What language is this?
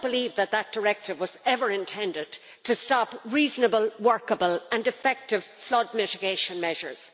English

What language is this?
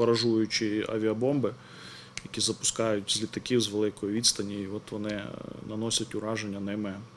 Ukrainian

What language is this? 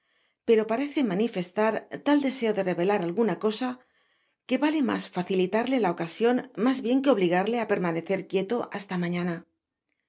Spanish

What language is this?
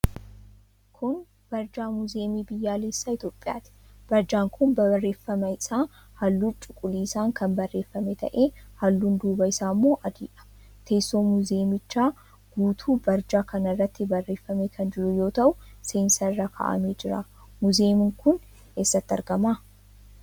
Oromo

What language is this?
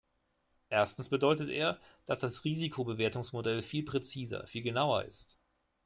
German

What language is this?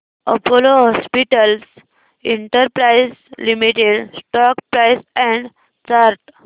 Marathi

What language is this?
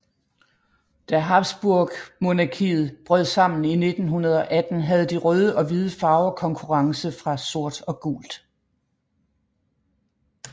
Danish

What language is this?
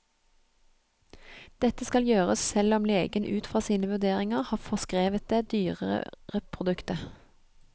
Norwegian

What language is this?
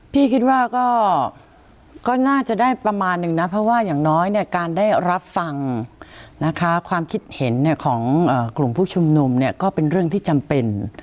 Thai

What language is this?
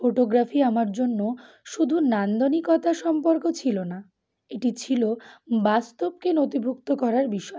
Bangla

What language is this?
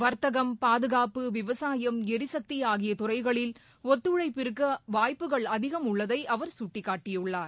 Tamil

